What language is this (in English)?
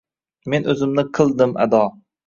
Uzbek